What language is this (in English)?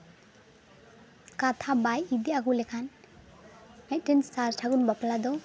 Santali